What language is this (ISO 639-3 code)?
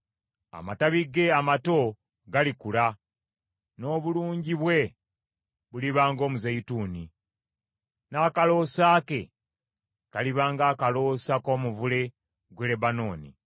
lug